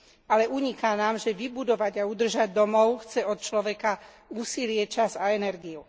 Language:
Slovak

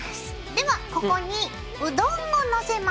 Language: Japanese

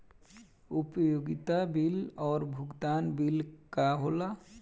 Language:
Bhojpuri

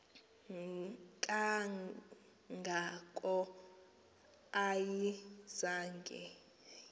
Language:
Xhosa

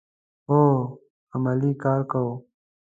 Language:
Pashto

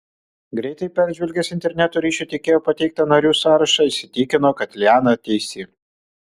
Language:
Lithuanian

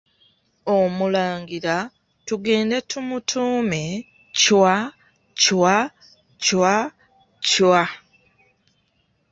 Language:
Ganda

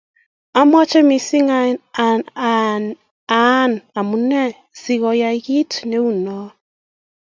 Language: Kalenjin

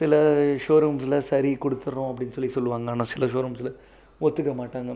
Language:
Tamil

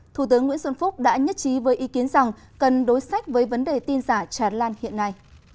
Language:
Vietnamese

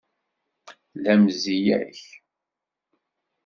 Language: Kabyle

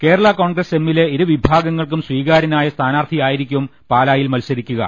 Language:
Malayalam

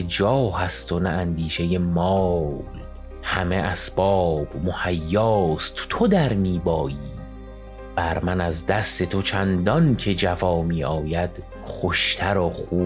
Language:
Persian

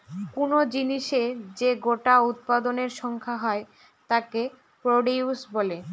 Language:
Bangla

